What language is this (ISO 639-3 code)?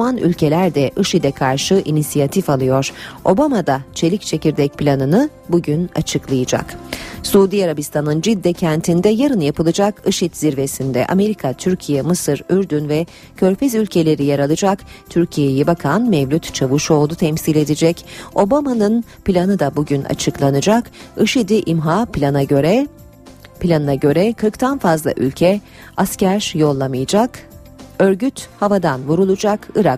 tur